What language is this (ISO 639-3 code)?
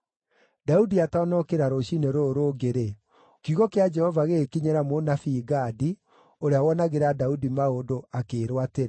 kik